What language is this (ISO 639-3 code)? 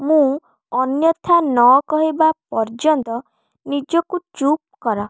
ori